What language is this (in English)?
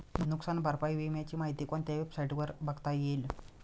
Marathi